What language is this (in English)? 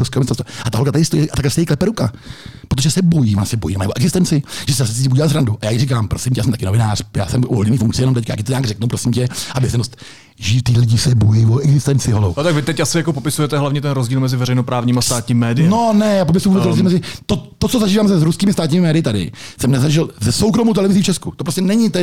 Czech